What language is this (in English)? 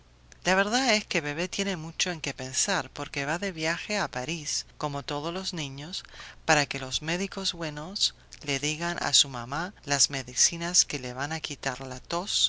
Spanish